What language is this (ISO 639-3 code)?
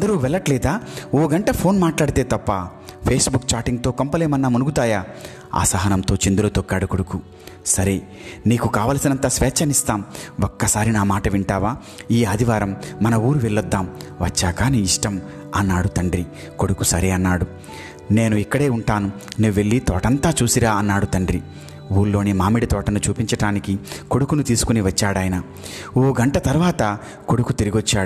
ron